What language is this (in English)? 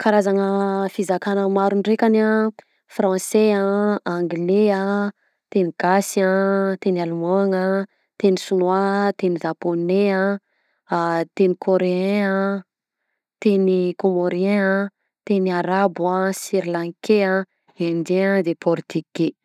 Southern Betsimisaraka Malagasy